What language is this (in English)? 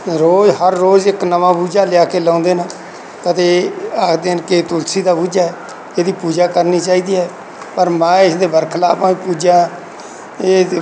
Punjabi